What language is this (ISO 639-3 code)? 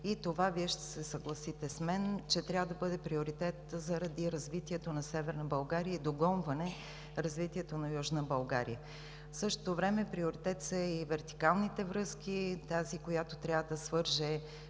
bul